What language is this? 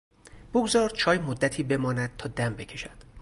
Persian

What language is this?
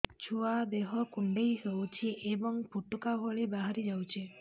Odia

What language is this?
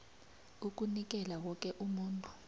South Ndebele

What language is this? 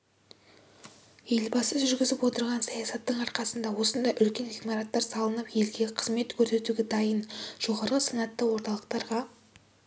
Kazakh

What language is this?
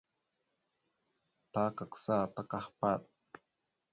Mada (Cameroon)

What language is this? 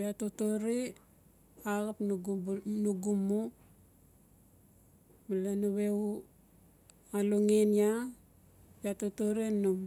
Notsi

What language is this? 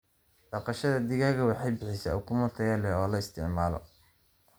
Somali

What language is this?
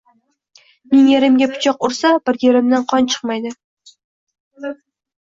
Uzbek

